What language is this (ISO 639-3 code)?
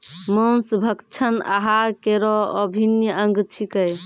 mai